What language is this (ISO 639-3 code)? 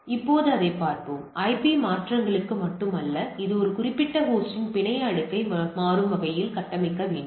tam